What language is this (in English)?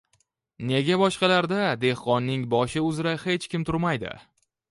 Uzbek